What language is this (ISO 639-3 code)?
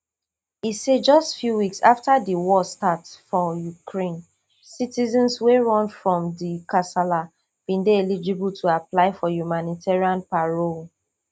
pcm